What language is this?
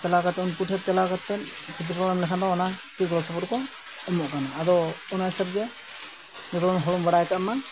Santali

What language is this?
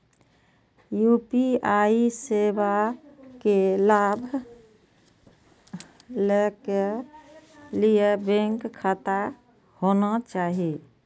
Maithili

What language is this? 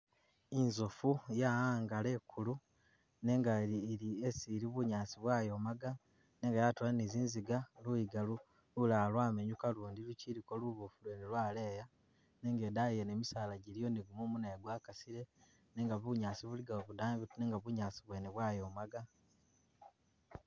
Masaaba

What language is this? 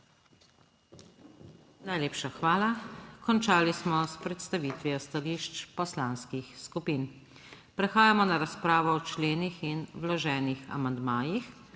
Slovenian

